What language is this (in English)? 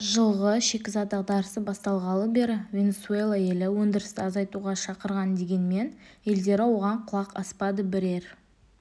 Kazakh